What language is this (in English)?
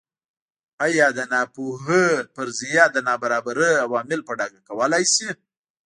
Pashto